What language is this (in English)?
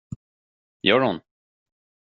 Swedish